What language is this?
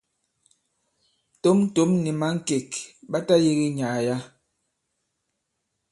Bankon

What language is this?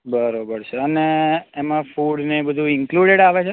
Gujarati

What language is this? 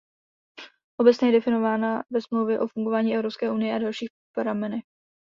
Czech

